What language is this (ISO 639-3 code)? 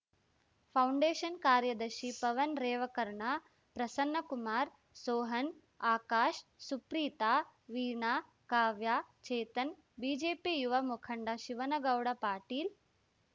kan